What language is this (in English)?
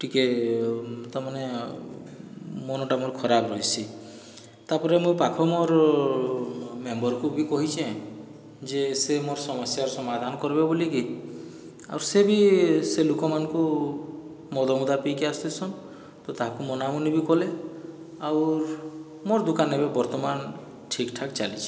Odia